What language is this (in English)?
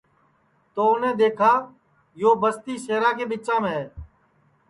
Sansi